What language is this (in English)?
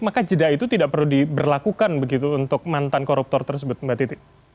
Indonesian